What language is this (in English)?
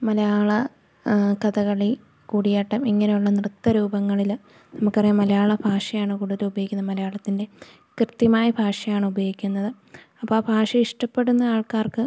Malayalam